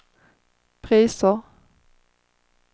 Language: Swedish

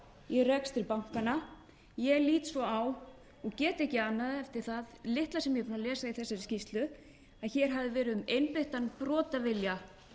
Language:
Icelandic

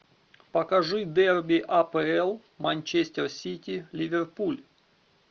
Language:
Russian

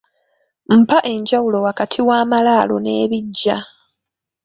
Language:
Ganda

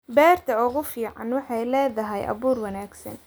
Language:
Somali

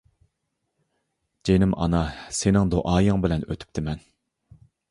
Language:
Uyghur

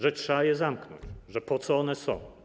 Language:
Polish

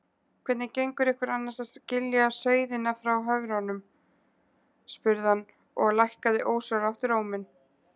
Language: Icelandic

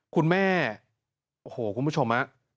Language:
Thai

